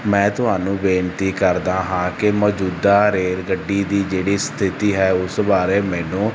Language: Punjabi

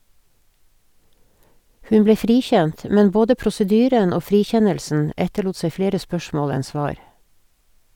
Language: Norwegian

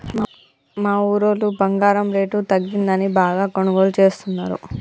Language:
Telugu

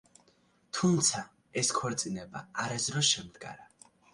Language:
Georgian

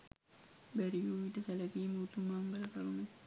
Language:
Sinhala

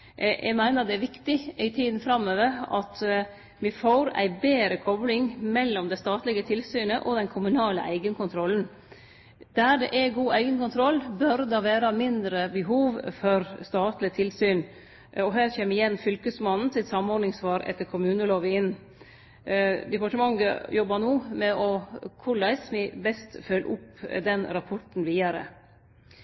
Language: Norwegian Nynorsk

